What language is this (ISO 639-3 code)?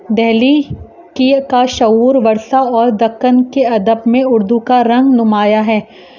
urd